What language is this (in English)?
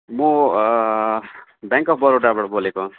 Nepali